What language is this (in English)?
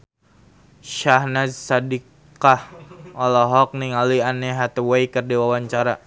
Sundanese